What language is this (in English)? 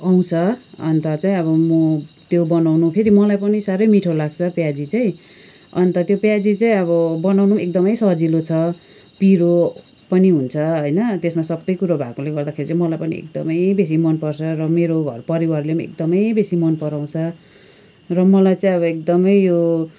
Nepali